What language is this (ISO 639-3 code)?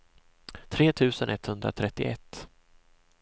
swe